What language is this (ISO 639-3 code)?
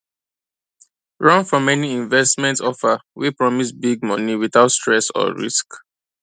pcm